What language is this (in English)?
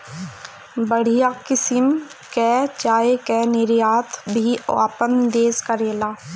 Bhojpuri